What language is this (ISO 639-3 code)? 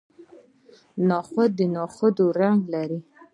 pus